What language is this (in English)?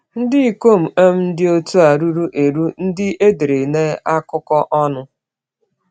Igbo